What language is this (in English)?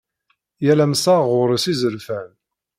Kabyle